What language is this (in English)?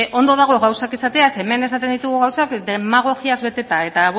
Basque